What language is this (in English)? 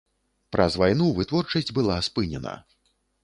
Belarusian